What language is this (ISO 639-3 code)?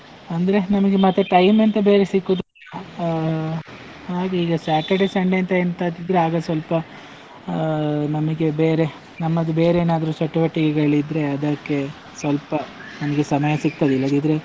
kan